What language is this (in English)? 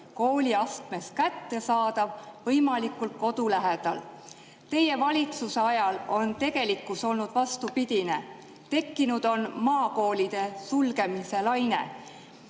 Estonian